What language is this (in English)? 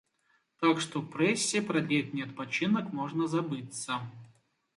Belarusian